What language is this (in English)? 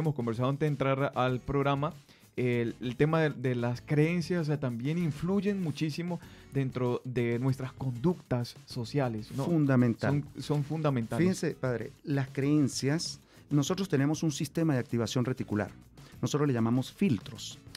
Spanish